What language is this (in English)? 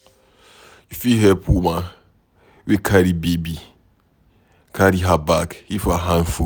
Nigerian Pidgin